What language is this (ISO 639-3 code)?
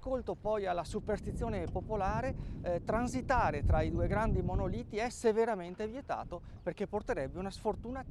ita